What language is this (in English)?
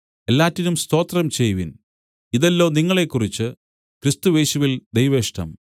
Malayalam